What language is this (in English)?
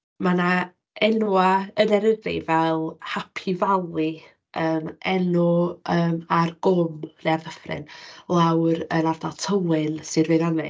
Welsh